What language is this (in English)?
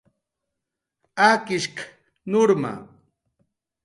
Jaqaru